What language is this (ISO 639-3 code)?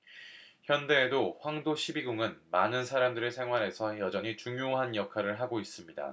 kor